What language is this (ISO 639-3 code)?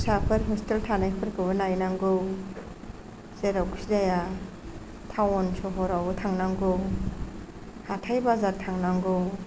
brx